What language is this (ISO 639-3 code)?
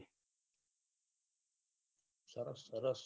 guj